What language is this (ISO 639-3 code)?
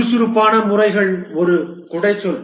tam